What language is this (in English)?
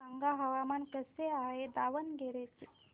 Marathi